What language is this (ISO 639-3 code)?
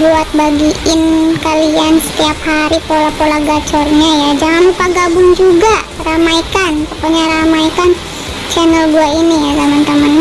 ind